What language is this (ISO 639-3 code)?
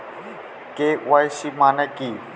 ben